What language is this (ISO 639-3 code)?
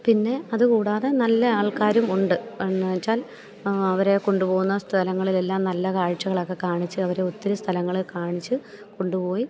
mal